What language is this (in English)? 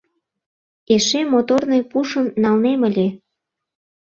Mari